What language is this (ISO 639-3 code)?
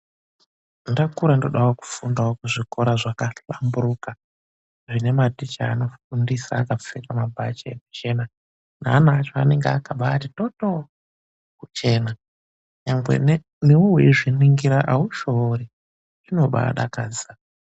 ndc